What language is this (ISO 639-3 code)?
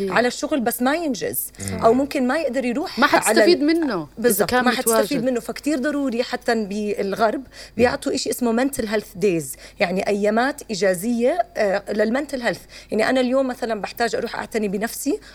ara